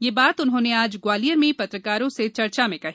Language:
Hindi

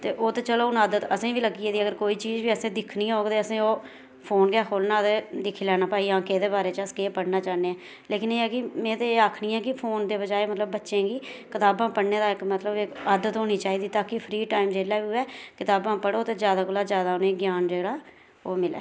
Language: Dogri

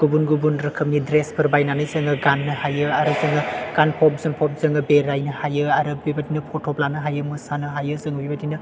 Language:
Bodo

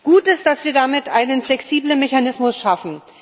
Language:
German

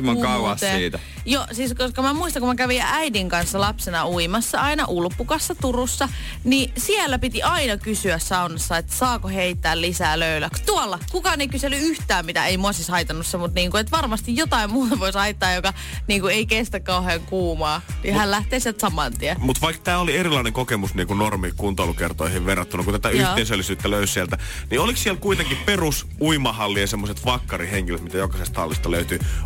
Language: Finnish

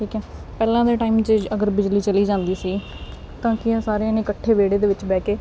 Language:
Punjabi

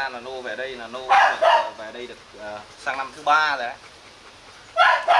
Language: Vietnamese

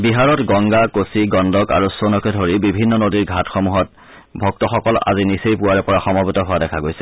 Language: Assamese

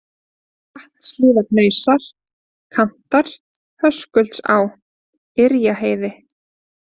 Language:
Icelandic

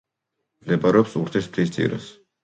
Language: Georgian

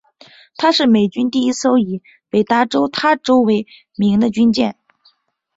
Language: Chinese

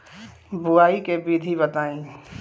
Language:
Bhojpuri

